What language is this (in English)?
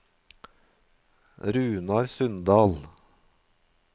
Norwegian